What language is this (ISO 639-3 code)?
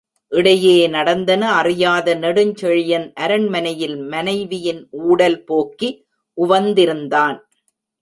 tam